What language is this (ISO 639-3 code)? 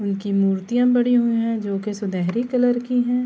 urd